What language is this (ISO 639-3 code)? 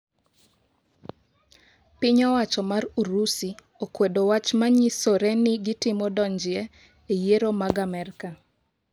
luo